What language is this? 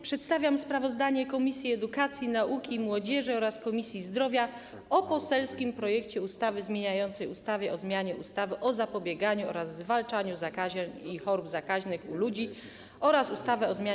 Polish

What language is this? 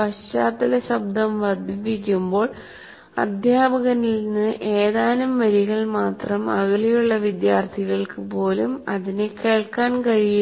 Malayalam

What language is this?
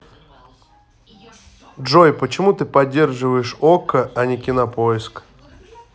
Russian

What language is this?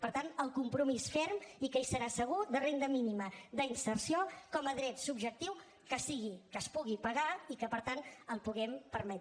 Catalan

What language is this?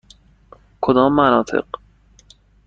Persian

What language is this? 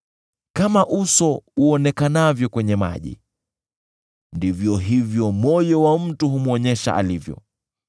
Swahili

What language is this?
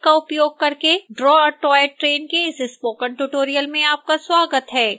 Hindi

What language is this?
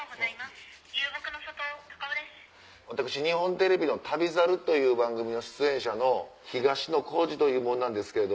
Japanese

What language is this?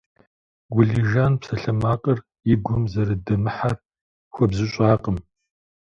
Kabardian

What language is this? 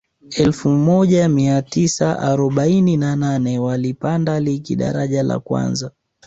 Swahili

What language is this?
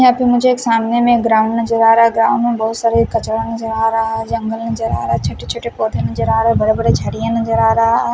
Hindi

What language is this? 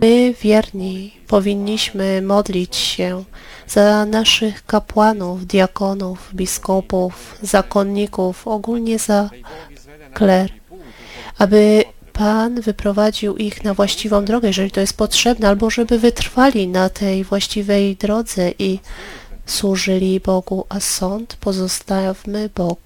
Polish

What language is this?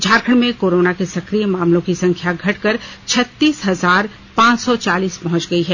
Hindi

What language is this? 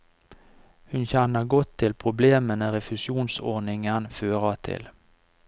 Norwegian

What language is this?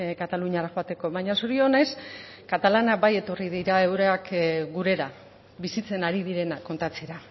Basque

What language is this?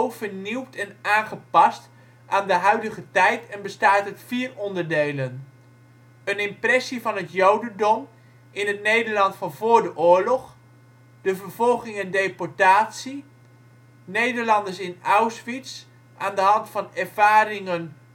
Dutch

